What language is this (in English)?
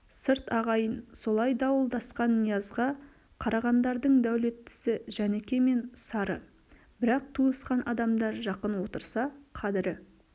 Kazakh